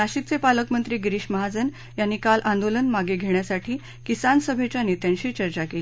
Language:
Marathi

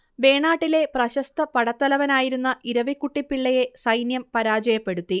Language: Malayalam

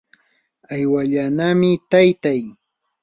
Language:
Yanahuanca Pasco Quechua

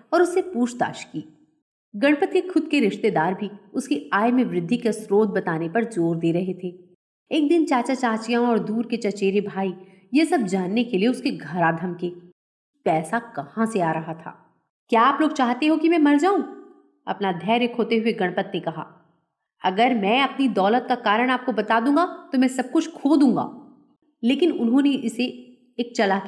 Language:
Hindi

